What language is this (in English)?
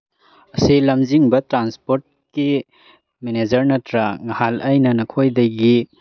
Manipuri